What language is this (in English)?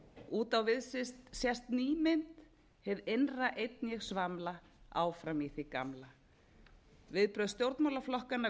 Icelandic